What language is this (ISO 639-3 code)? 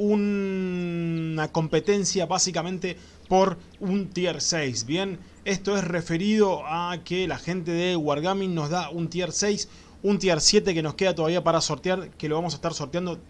spa